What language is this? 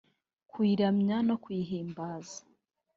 Kinyarwanda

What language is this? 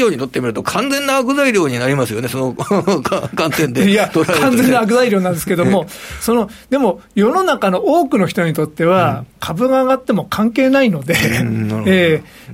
Japanese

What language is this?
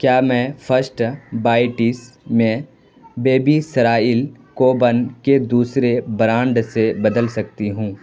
Urdu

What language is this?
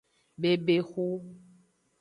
Aja (Benin)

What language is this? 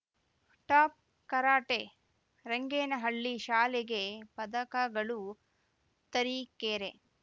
Kannada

